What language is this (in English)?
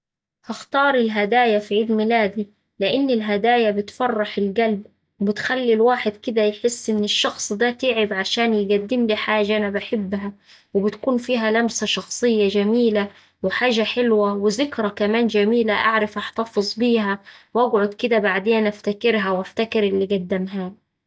Saidi Arabic